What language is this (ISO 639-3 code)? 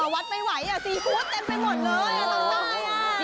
tha